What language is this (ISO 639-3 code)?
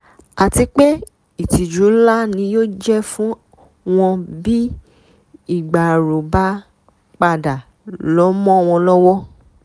yor